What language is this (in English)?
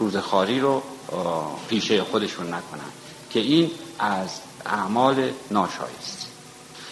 Persian